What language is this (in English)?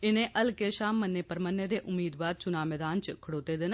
Dogri